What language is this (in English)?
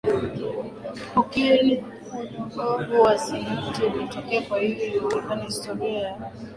Swahili